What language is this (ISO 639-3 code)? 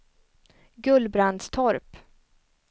swe